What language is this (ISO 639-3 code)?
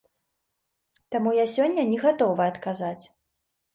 bel